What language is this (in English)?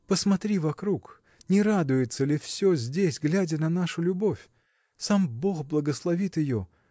Russian